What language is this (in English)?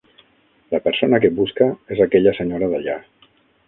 Catalan